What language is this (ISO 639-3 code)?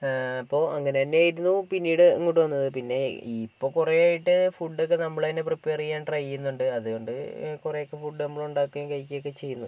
mal